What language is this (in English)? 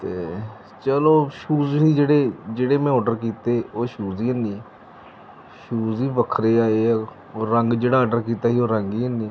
Punjabi